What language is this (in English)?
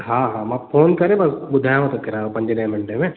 Sindhi